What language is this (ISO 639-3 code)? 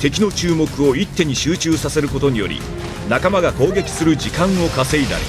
jpn